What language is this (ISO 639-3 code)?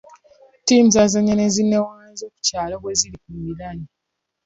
lug